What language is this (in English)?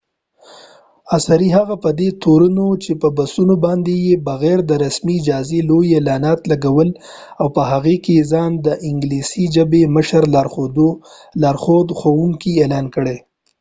Pashto